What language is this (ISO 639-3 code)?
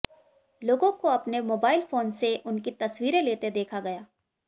hin